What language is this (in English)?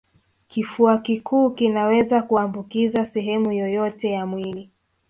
Swahili